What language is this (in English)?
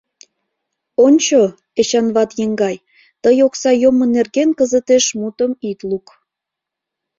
Mari